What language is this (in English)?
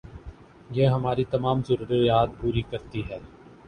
Urdu